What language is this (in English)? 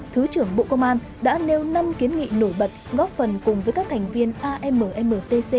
Vietnamese